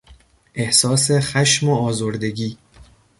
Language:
Persian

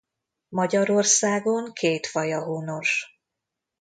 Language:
Hungarian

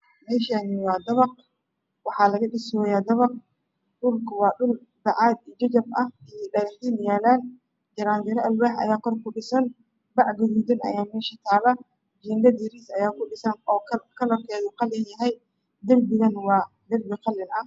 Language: Somali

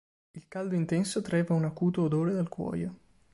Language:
Italian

